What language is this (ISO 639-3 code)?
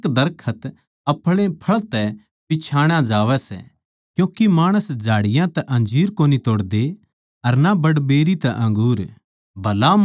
bgc